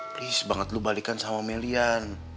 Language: Indonesian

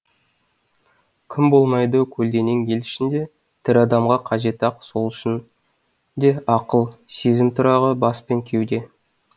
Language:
Kazakh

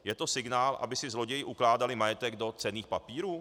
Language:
Czech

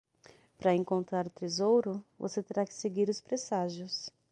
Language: Portuguese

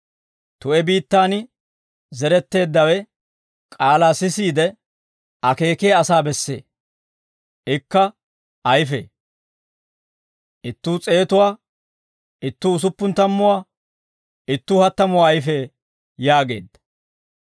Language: Dawro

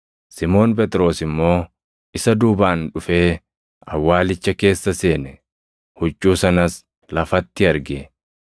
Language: Oromo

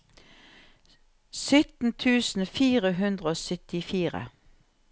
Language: Norwegian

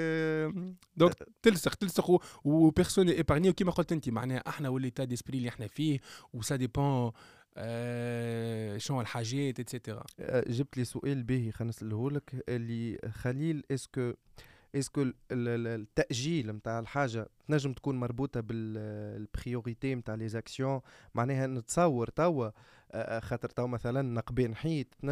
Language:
Arabic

